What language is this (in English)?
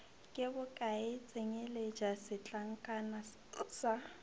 Northern Sotho